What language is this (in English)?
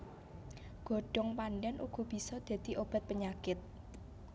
Javanese